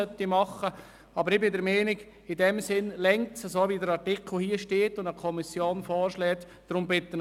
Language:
Swiss German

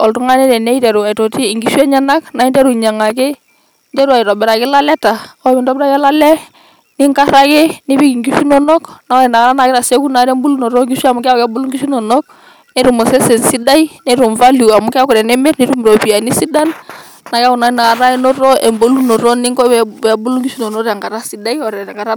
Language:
Masai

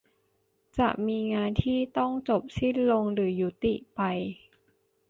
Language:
Thai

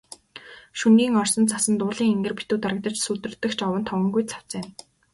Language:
Mongolian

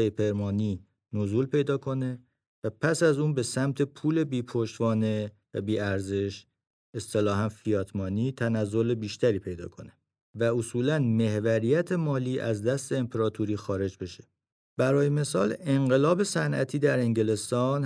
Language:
Persian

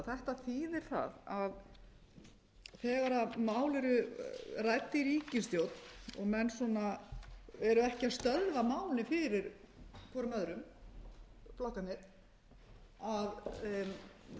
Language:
Icelandic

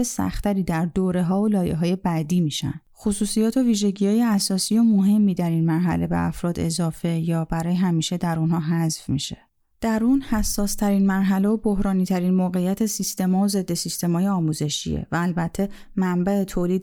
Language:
Persian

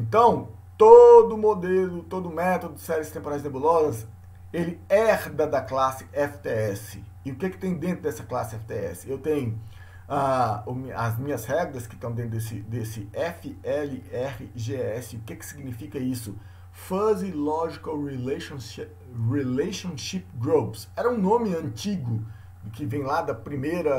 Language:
Portuguese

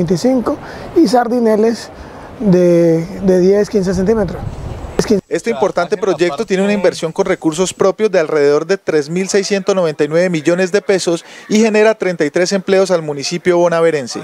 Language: Spanish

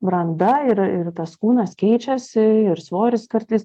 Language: Lithuanian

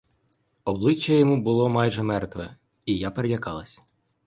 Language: Ukrainian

